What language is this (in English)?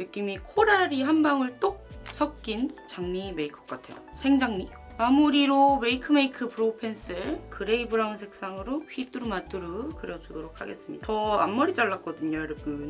Korean